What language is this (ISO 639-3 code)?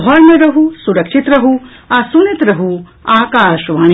mai